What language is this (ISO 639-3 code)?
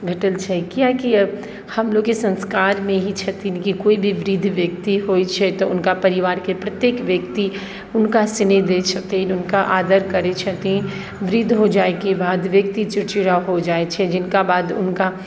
mai